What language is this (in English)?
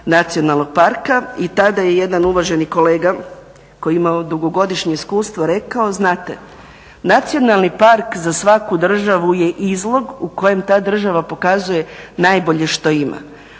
Croatian